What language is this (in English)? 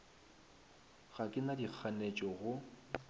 Northern Sotho